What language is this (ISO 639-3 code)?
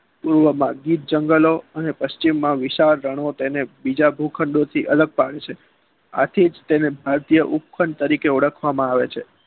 guj